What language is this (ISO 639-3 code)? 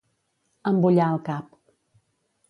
cat